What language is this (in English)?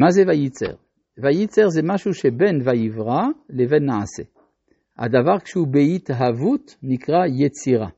Hebrew